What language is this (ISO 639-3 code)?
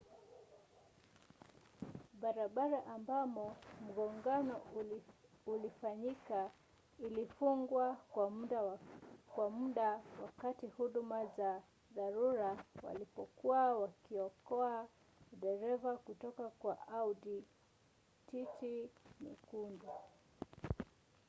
swa